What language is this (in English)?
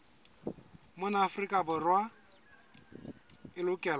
Southern Sotho